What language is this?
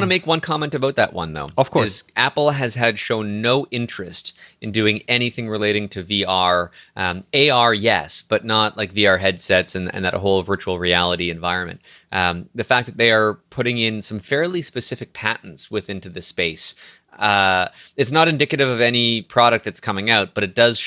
English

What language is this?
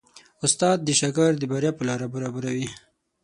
Pashto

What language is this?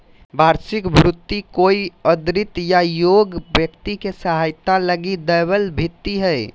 Magahi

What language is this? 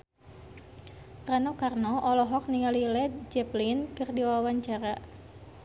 Sundanese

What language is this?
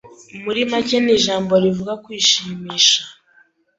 Kinyarwanda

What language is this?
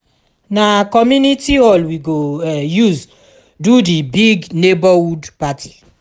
Nigerian Pidgin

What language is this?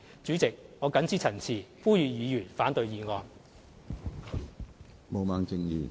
Cantonese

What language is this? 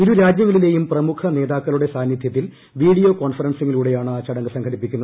Malayalam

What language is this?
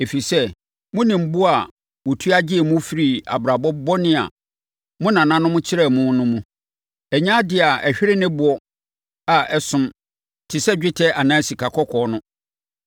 Akan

